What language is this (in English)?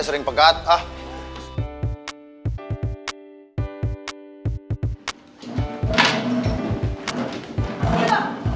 Indonesian